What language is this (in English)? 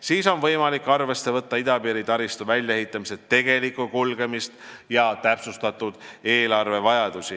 Estonian